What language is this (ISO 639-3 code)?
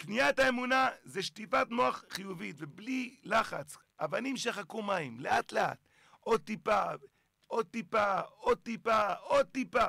heb